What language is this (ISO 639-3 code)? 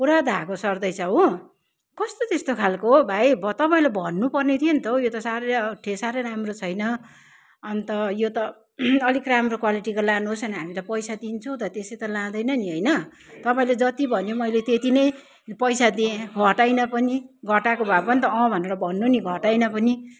nep